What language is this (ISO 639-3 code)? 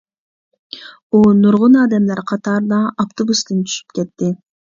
uig